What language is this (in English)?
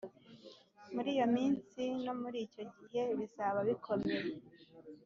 Kinyarwanda